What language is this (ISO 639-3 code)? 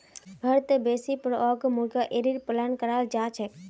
mag